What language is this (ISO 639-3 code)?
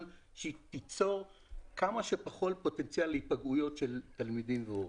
heb